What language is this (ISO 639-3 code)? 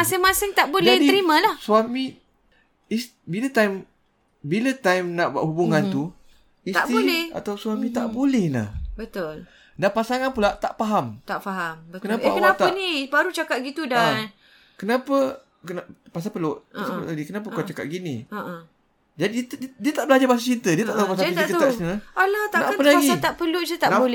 msa